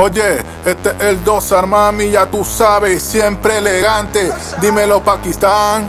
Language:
Italian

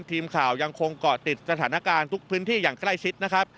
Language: Thai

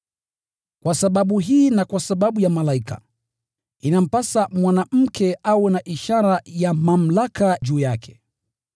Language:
Swahili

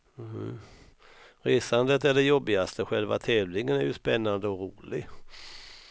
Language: Swedish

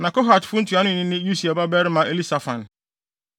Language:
Akan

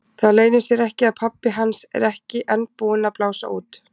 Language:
Icelandic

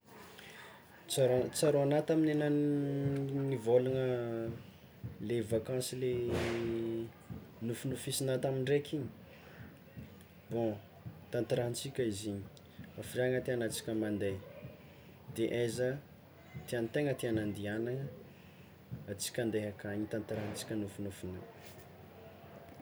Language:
Tsimihety Malagasy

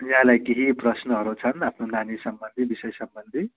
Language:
Nepali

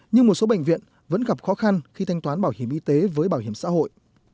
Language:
Vietnamese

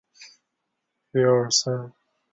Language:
Chinese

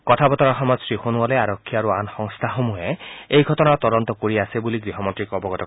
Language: Assamese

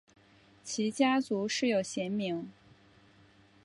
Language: Chinese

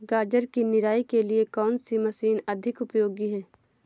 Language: Hindi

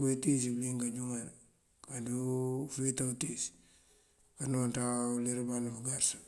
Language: Mandjak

